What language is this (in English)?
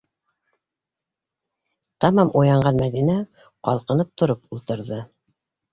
Bashkir